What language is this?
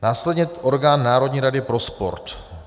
Czech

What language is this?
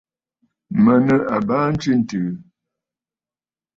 Bafut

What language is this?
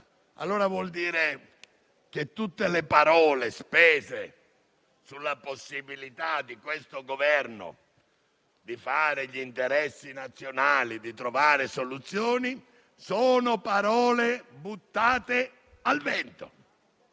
Italian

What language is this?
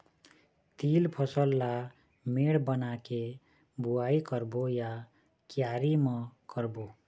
Chhattisgarhi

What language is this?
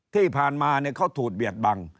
Thai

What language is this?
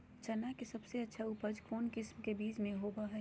Magahi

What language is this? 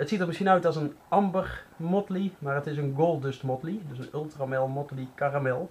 Dutch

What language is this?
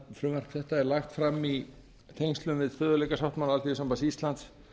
Icelandic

